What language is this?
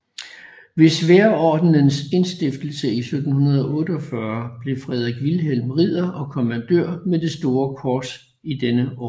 Danish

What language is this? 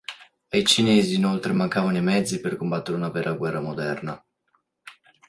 Italian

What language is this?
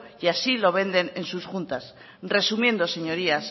Spanish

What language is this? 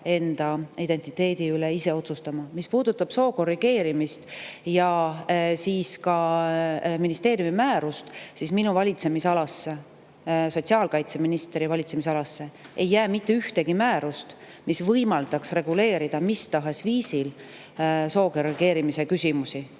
Estonian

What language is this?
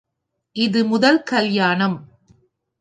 Tamil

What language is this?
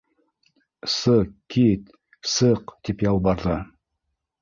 Bashkir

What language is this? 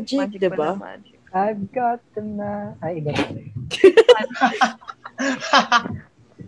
Filipino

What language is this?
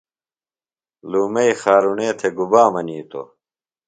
Phalura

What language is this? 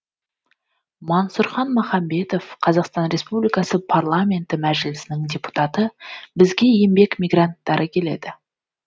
Kazakh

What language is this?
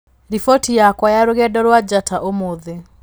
Kikuyu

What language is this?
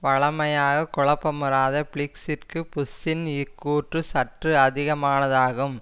Tamil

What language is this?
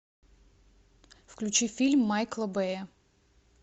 Russian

